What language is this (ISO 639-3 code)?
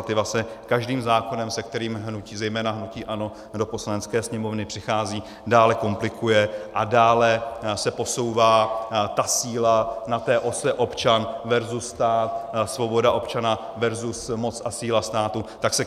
ces